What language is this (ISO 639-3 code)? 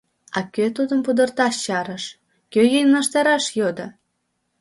chm